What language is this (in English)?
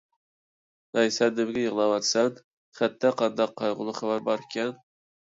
Uyghur